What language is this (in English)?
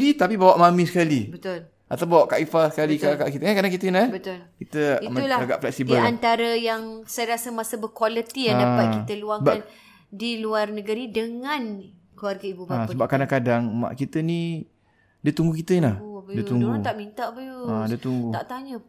Malay